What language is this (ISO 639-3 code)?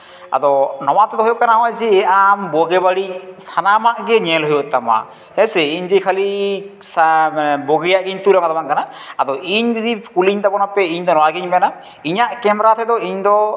sat